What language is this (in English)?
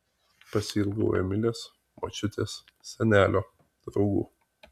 Lithuanian